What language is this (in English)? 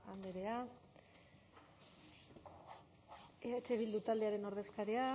Basque